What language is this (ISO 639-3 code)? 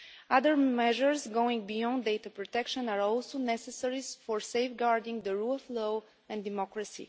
eng